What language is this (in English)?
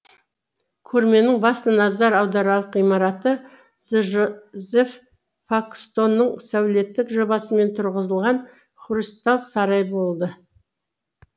Kazakh